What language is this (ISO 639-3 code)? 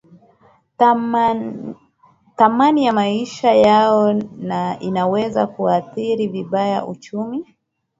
swa